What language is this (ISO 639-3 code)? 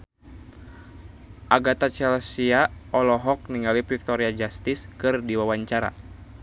sun